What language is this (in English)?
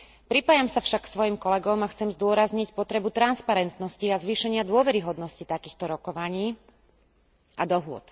Slovak